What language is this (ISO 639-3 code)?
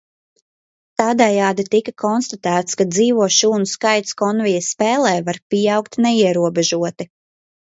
lav